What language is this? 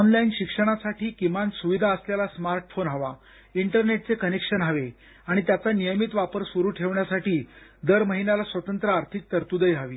Marathi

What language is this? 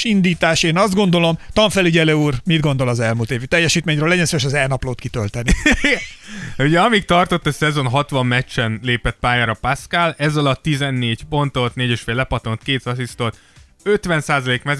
Hungarian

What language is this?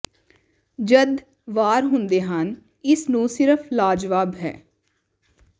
Punjabi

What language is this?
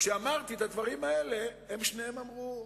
Hebrew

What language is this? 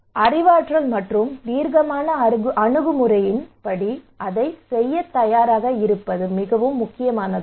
Tamil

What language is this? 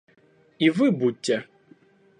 Russian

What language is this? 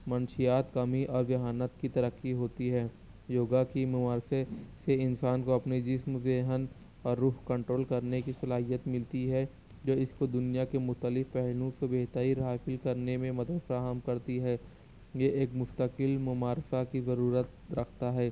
Urdu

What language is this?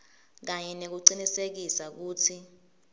Swati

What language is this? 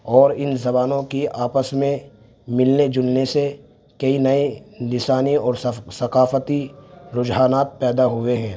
Urdu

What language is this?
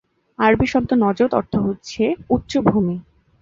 Bangla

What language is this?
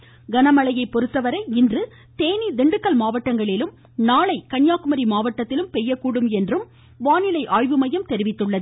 Tamil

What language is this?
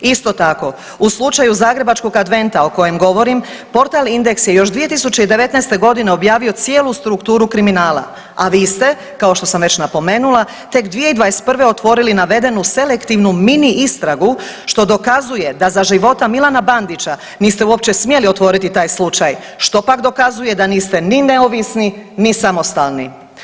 Croatian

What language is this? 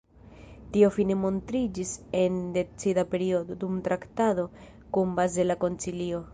Esperanto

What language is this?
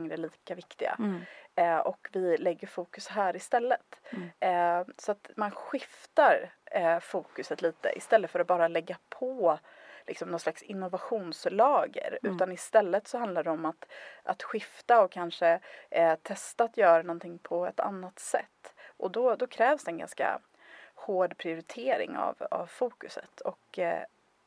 Swedish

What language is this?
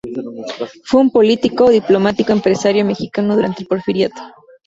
Spanish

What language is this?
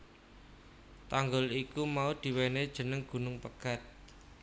Javanese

